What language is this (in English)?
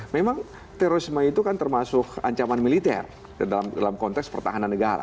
Indonesian